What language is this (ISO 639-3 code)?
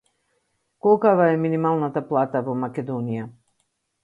mkd